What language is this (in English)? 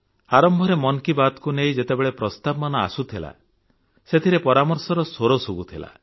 Odia